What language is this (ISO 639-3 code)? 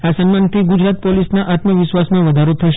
guj